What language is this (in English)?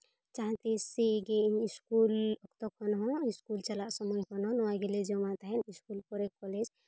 Santali